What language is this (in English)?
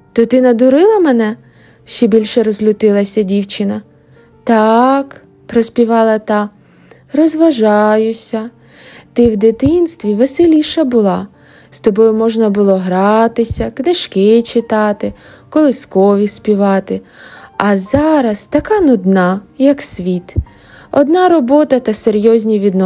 Ukrainian